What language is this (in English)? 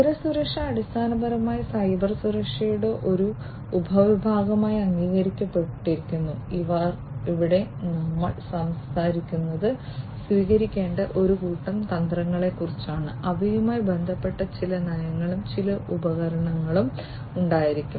Malayalam